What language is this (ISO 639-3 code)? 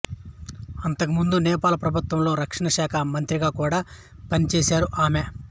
tel